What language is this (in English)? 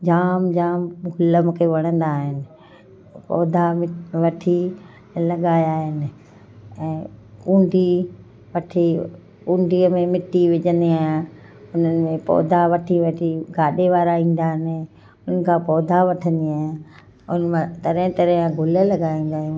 Sindhi